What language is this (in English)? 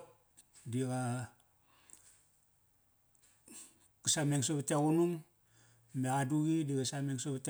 Kairak